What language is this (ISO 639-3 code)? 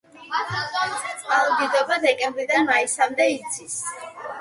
kat